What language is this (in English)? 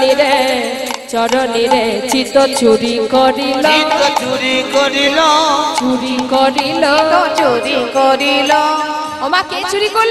Hindi